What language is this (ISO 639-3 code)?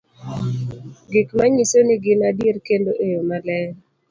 luo